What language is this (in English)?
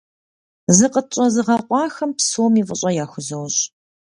Kabardian